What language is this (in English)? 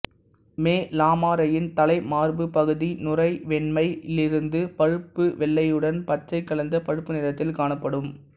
Tamil